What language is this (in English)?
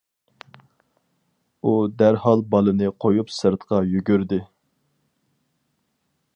Uyghur